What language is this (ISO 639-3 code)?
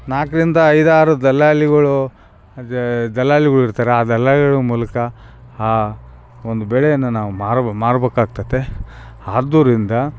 kan